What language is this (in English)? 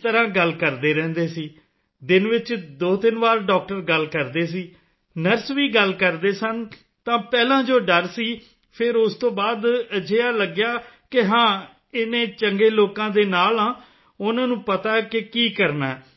Punjabi